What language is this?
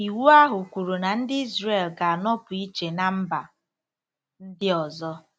Igbo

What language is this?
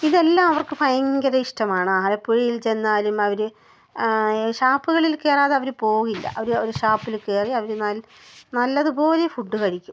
Malayalam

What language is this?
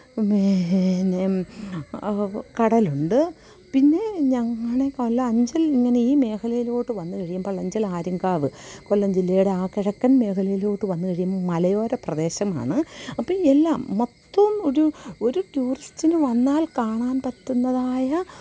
Malayalam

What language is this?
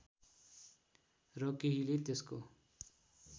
Nepali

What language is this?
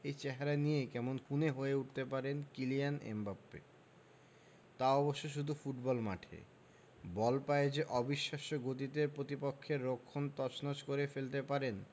Bangla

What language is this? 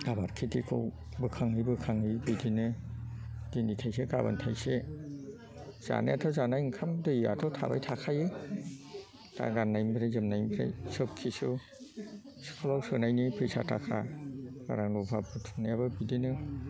Bodo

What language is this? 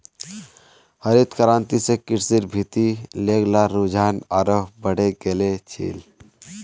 Magahi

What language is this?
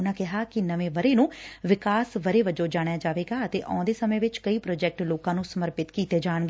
Punjabi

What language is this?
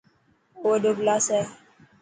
Dhatki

